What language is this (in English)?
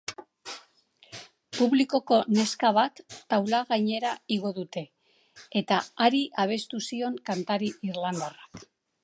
Basque